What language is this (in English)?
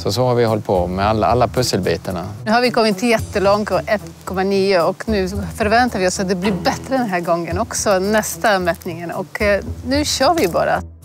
Swedish